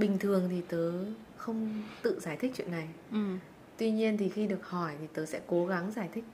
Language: Vietnamese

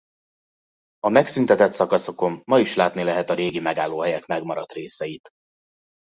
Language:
Hungarian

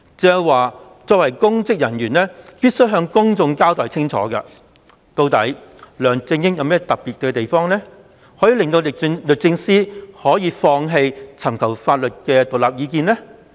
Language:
Cantonese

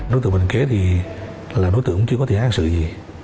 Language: Vietnamese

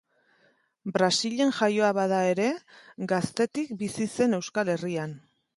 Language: Basque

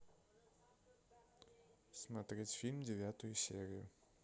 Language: Russian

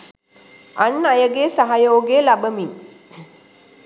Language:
Sinhala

